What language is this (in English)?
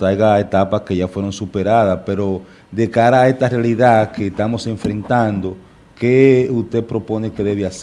Spanish